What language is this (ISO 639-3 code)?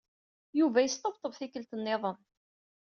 kab